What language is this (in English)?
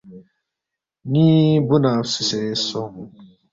Balti